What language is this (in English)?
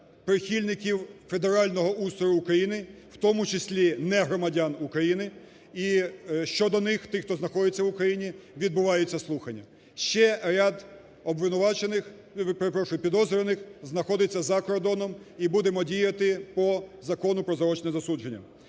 Ukrainian